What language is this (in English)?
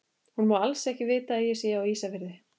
Icelandic